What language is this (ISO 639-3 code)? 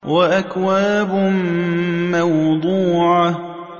ara